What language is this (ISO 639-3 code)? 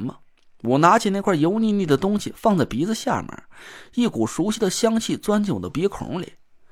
zho